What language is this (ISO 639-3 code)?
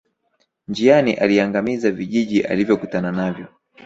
swa